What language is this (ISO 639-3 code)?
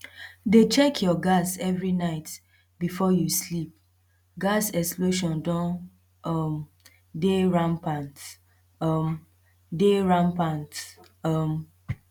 pcm